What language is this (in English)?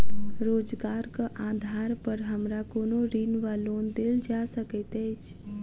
Maithili